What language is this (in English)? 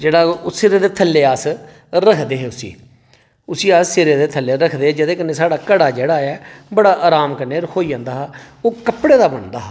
Dogri